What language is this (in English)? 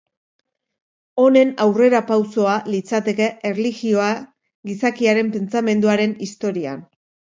Basque